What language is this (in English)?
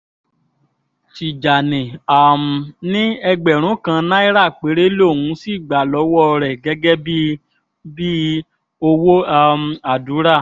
Yoruba